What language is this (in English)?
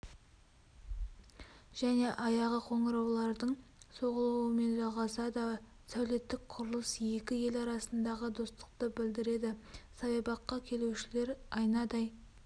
Kazakh